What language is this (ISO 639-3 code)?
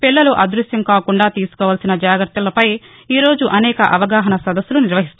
tel